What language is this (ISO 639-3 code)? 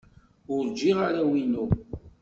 kab